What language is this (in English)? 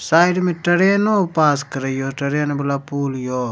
Maithili